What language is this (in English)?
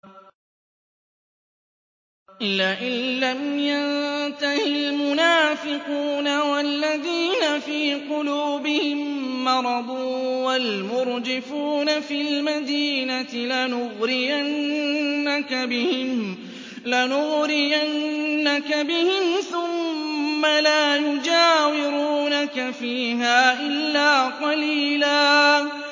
Arabic